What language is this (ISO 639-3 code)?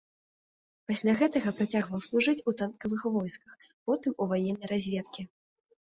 bel